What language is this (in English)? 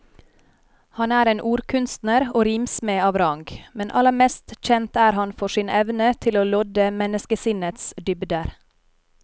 Norwegian